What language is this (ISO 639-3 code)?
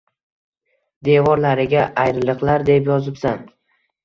uzb